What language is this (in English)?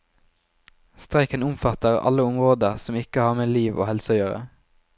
Norwegian